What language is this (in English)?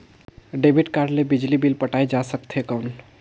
Chhattisgarhi